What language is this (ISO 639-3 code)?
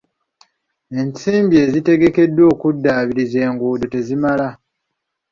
lug